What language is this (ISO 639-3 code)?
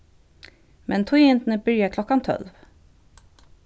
fao